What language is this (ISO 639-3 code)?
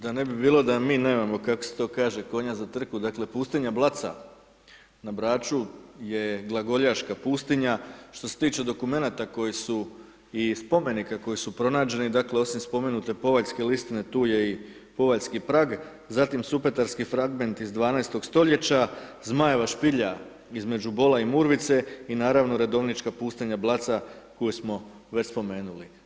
hrv